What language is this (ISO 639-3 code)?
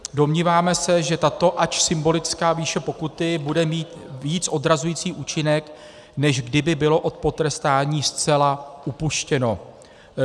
ces